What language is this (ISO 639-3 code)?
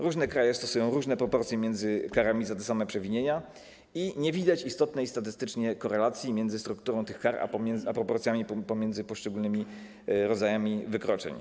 pol